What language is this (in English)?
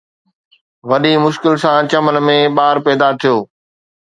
Sindhi